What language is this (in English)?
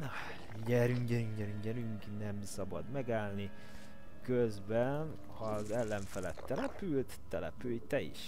Hungarian